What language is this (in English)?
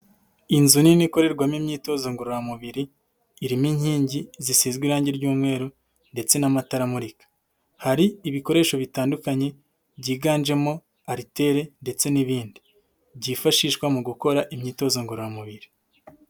Kinyarwanda